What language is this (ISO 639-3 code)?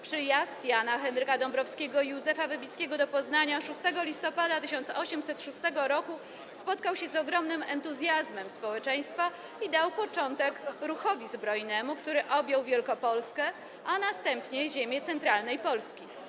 pol